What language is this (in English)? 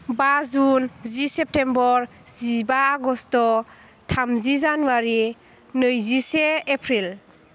Bodo